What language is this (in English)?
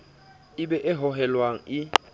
Southern Sotho